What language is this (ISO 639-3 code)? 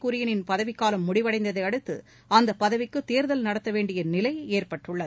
tam